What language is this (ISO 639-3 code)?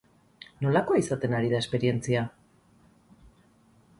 eus